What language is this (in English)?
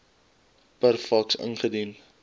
Afrikaans